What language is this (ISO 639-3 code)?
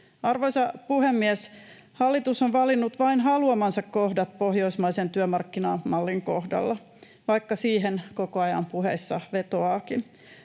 fin